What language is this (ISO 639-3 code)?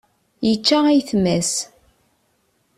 kab